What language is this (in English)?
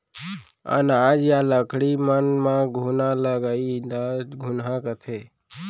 Chhattisgarhi